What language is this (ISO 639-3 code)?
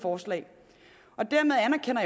dan